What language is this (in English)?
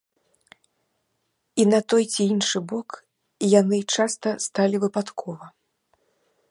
Belarusian